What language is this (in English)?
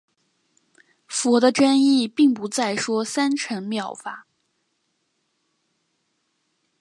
Chinese